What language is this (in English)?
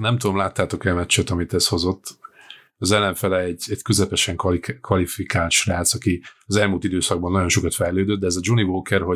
Hungarian